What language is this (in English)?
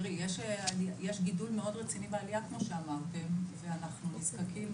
Hebrew